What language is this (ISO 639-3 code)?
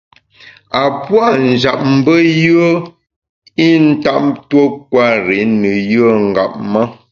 bax